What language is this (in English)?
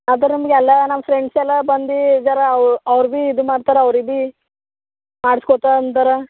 Kannada